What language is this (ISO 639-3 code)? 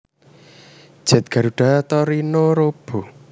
jav